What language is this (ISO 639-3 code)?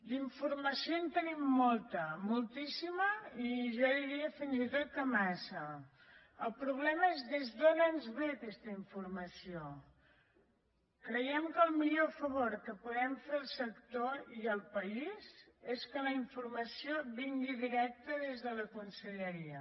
cat